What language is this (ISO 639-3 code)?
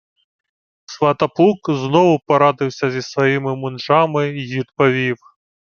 ukr